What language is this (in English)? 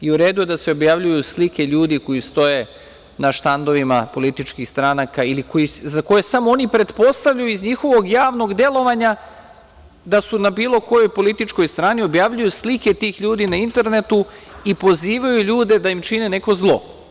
Serbian